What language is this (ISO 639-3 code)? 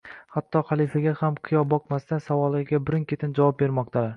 uzb